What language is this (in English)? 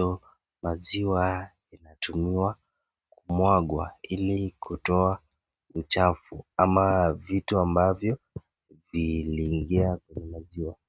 Swahili